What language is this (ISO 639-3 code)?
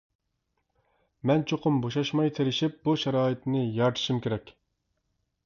uig